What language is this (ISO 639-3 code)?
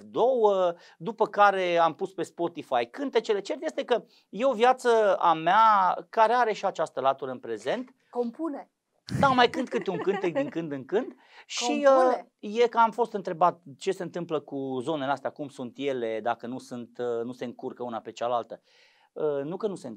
ron